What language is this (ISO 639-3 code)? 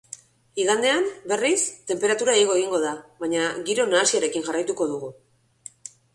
eus